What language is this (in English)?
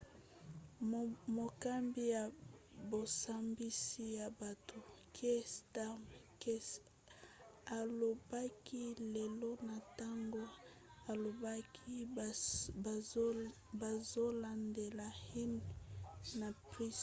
Lingala